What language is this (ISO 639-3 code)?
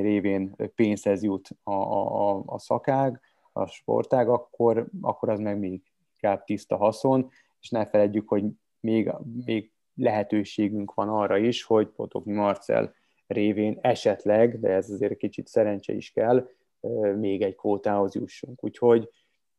hun